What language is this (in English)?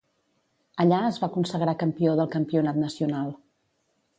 Catalan